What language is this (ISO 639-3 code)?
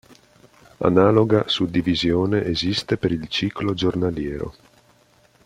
ita